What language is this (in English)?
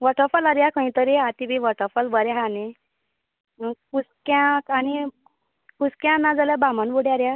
Konkani